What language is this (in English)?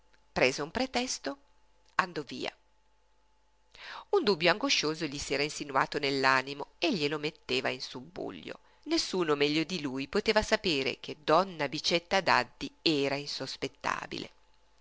Italian